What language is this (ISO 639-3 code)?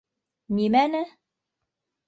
bak